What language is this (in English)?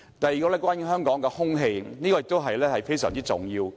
Cantonese